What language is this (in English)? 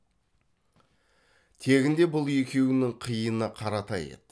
Kazakh